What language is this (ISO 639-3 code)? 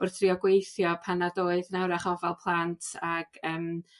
cym